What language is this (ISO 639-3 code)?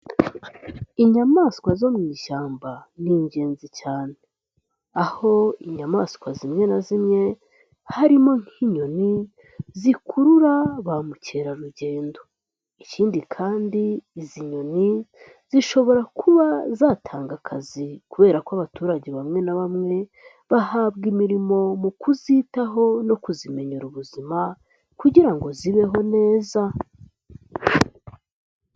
kin